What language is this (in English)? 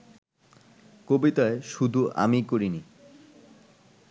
Bangla